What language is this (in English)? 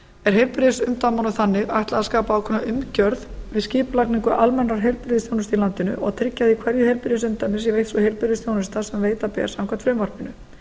Icelandic